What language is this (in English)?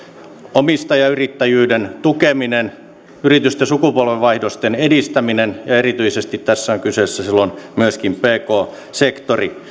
Finnish